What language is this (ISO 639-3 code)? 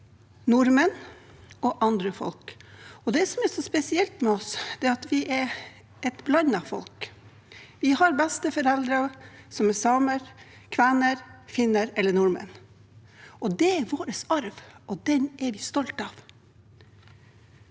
nor